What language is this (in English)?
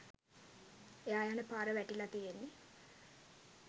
Sinhala